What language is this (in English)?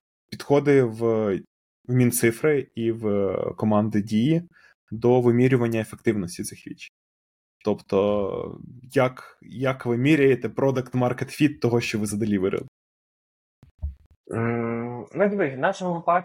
Ukrainian